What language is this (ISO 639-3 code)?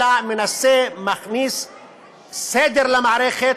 heb